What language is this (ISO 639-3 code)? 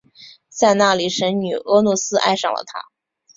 zho